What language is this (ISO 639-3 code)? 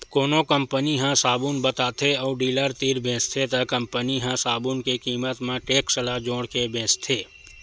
hne